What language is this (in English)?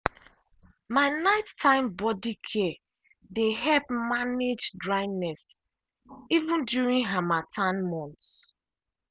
Nigerian Pidgin